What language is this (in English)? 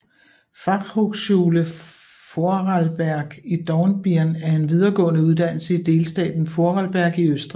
Danish